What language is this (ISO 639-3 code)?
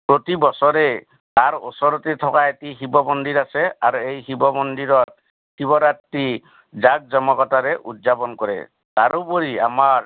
asm